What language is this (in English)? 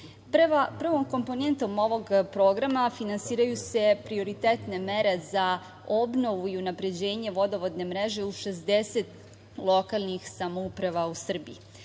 Serbian